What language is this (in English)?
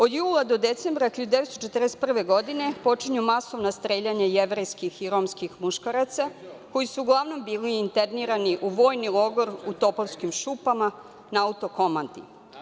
Serbian